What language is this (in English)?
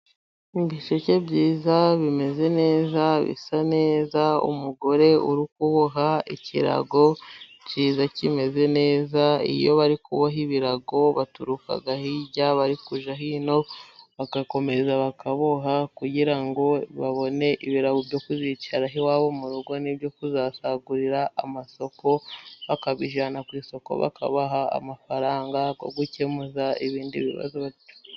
Kinyarwanda